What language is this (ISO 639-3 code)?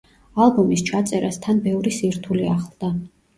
kat